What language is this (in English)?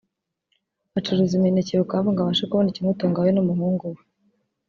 Kinyarwanda